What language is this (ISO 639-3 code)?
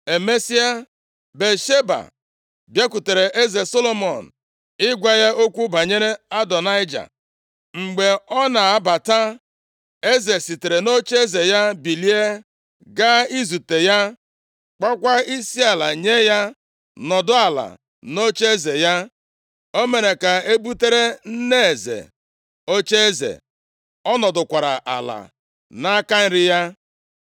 ibo